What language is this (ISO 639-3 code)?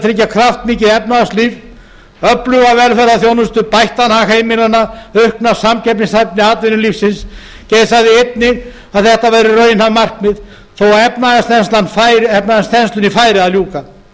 isl